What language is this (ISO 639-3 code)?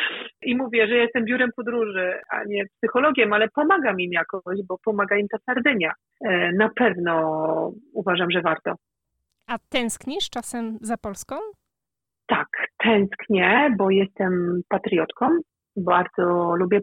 pol